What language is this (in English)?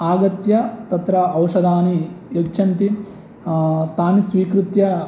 Sanskrit